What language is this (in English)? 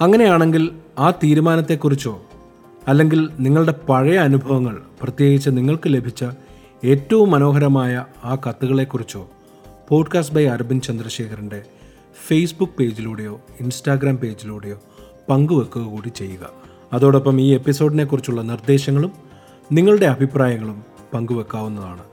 Malayalam